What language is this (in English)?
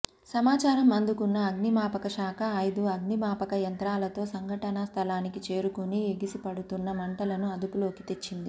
Telugu